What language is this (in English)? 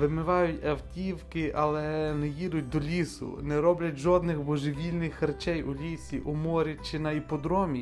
Ukrainian